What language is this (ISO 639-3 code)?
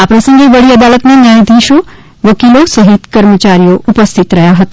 guj